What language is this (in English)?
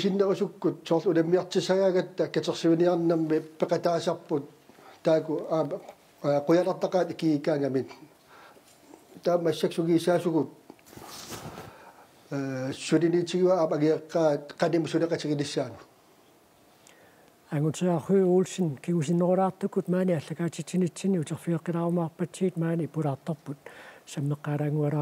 French